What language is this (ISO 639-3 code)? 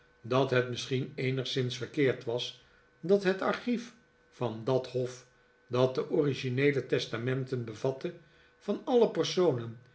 nld